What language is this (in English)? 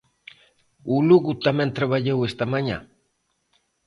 Galician